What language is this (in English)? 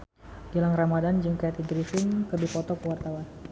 Sundanese